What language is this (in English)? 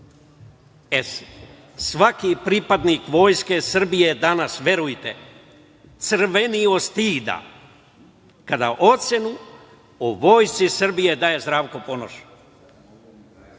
Serbian